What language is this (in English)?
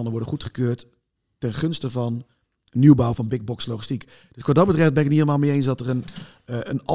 Dutch